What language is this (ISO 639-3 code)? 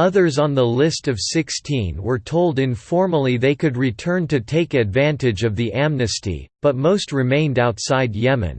eng